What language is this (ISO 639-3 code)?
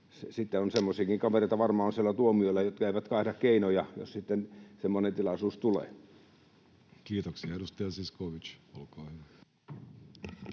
fin